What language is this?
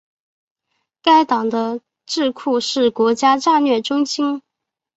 Chinese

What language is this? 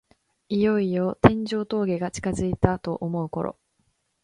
Japanese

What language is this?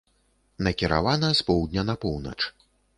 Belarusian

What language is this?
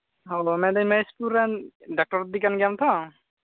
Santali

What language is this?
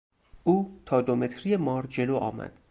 Persian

